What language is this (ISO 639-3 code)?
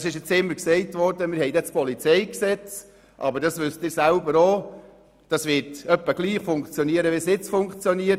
gsw